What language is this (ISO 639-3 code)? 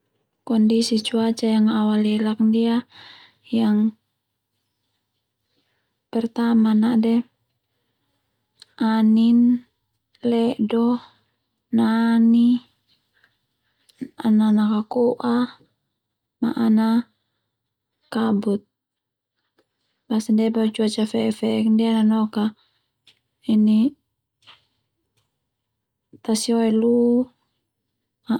twu